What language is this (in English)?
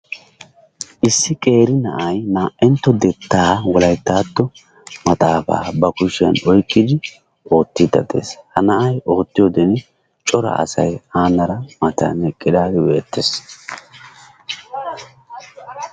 Wolaytta